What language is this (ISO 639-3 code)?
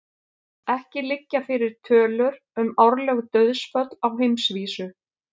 isl